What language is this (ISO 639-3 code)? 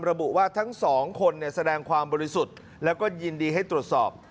tha